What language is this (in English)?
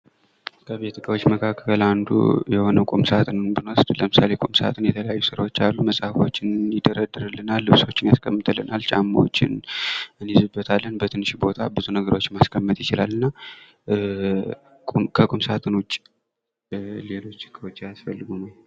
Amharic